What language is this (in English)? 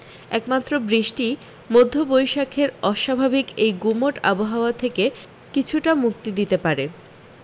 Bangla